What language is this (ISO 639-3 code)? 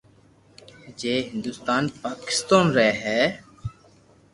lrk